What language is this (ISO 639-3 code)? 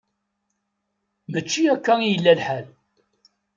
kab